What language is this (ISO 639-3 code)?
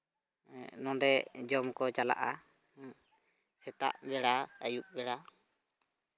sat